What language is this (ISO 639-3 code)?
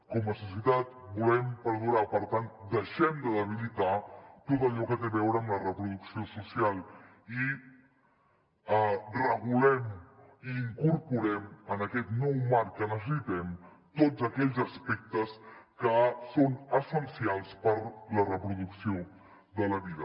cat